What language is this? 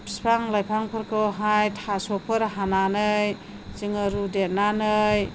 Bodo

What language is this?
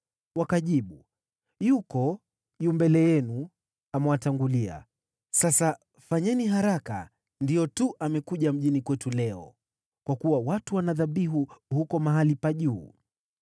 Swahili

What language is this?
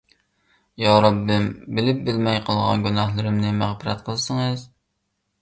Uyghur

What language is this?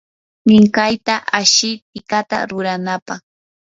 Yanahuanca Pasco Quechua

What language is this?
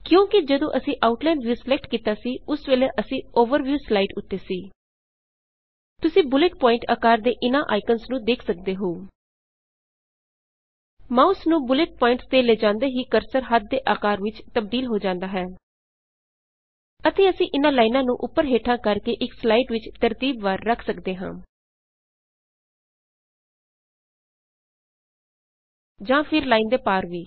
Punjabi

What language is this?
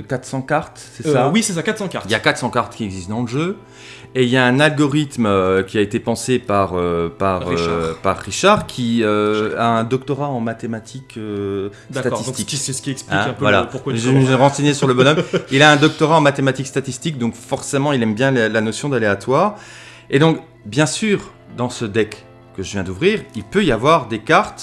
French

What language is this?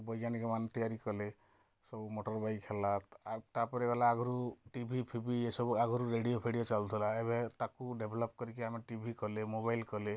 Odia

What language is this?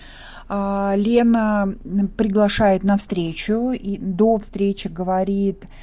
Russian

